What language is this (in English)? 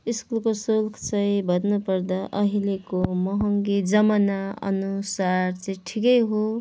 Nepali